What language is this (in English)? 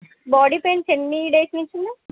Telugu